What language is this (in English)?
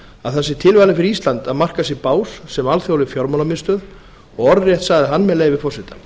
Icelandic